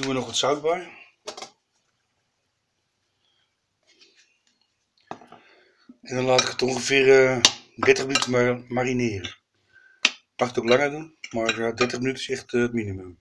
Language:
Dutch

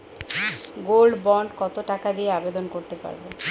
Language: Bangla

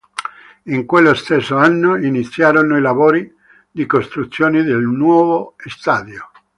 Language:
Italian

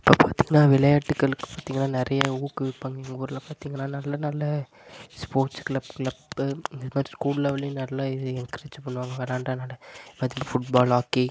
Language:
Tamil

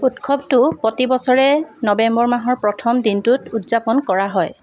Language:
Assamese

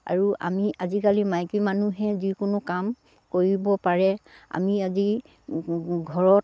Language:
Assamese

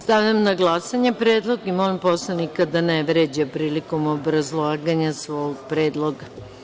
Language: Serbian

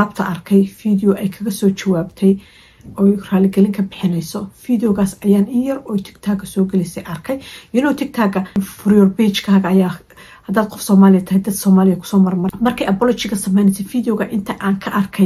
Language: Arabic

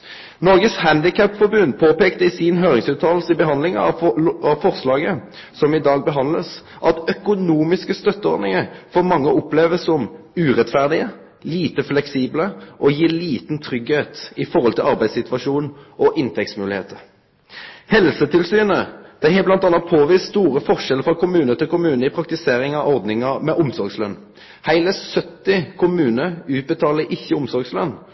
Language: Norwegian Bokmål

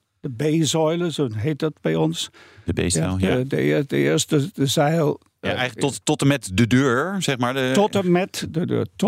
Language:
Dutch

